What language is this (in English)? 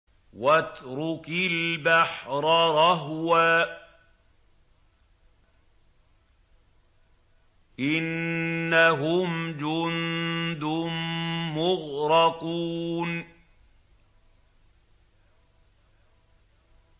Arabic